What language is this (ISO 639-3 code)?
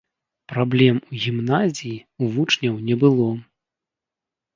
bel